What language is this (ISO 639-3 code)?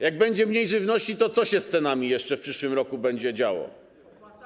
pol